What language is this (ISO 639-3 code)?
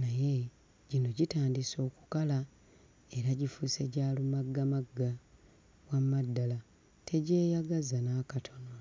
lug